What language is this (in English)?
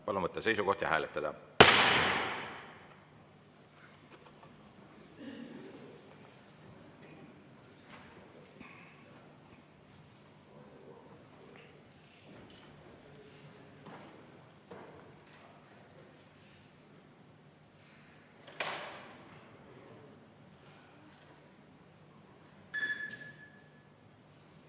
Estonian